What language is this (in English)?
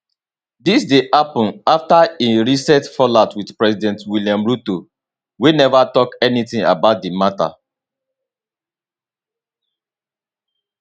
Nigerian Pidgin